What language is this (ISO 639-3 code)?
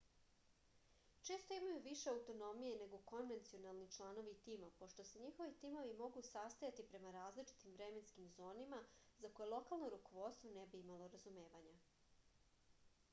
srp